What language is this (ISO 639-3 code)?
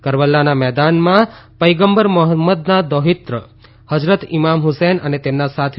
guj